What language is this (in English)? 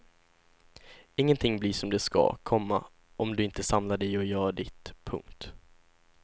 Swedish